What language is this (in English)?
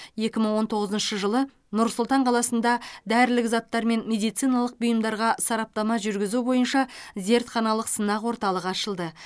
Kazakh